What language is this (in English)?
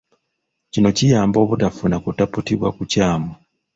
Ganda